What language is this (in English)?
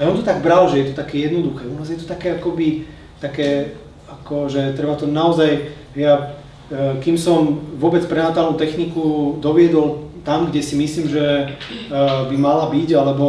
Czech